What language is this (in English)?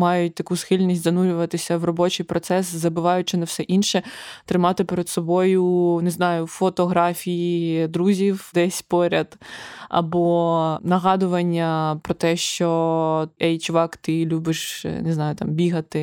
Ukrainian